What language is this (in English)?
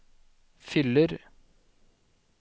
Norwegian